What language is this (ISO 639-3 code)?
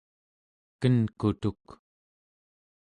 esu